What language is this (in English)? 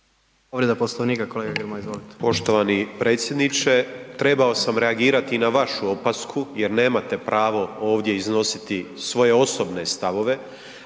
Croatian